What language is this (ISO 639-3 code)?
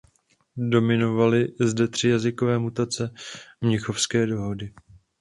ces